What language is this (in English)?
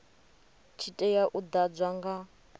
Venda